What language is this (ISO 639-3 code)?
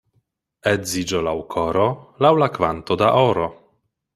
epo